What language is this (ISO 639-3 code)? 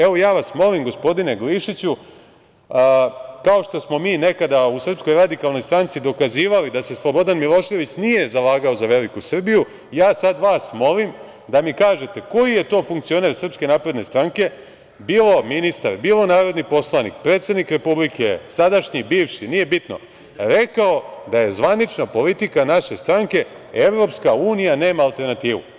srp